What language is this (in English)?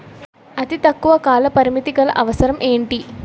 Telugu